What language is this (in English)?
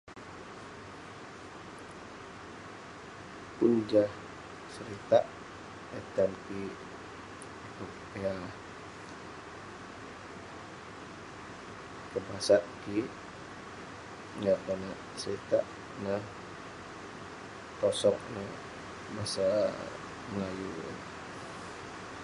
Western Penan